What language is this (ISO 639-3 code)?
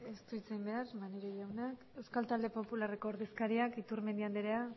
eus